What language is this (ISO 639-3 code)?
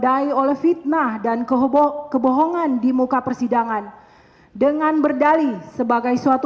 ind